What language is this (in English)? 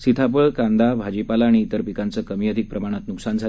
Marathi